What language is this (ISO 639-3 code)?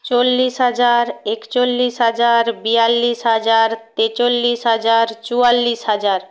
ben